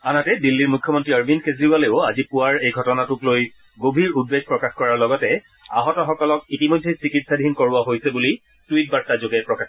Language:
Assamese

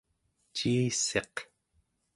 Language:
Central Yupik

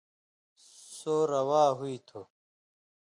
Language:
Indus Kohistani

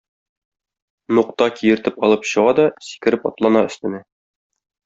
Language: Tatar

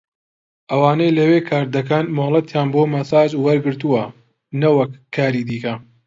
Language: Central Kurdish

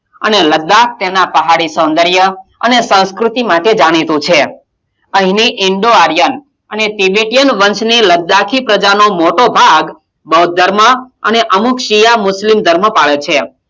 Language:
Gujarati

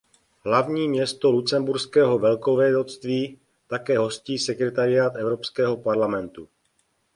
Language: Czech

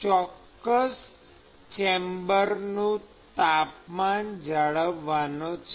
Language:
Gujarati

